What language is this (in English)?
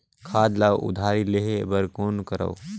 Chhattisgarhi